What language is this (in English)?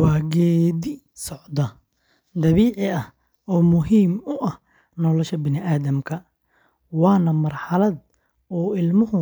Somali